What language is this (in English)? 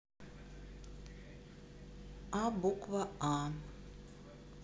Russian